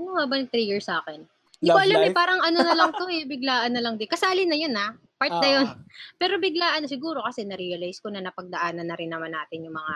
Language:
Filipino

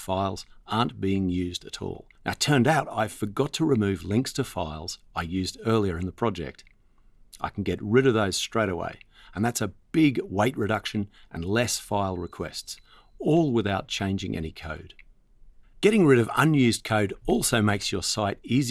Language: English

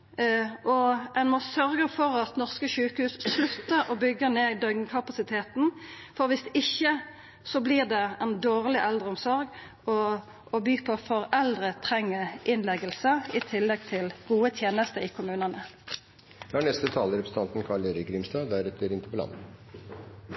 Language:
Norwegian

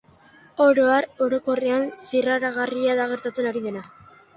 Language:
Basque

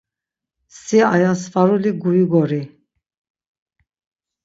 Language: Laz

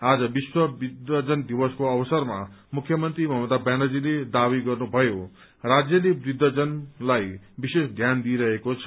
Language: Nepali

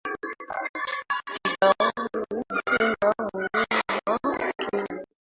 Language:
Swahili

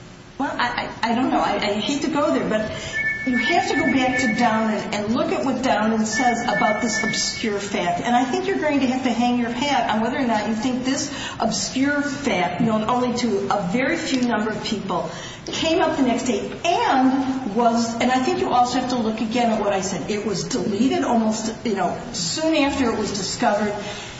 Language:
English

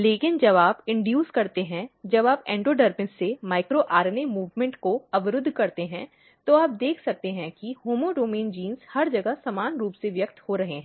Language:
Hindi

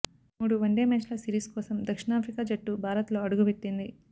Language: Telugu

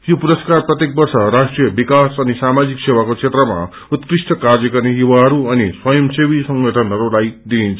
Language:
Nepali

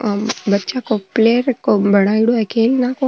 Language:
Marwari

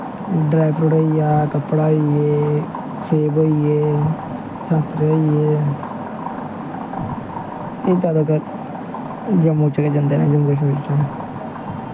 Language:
Dogri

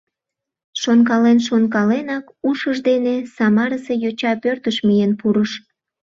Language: Mari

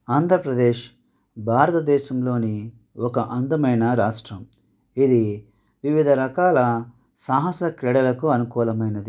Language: Telugu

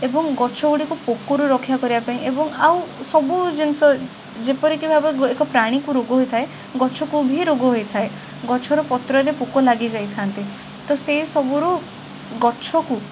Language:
Odia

